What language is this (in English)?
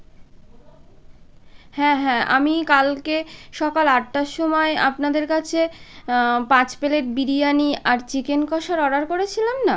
Bangla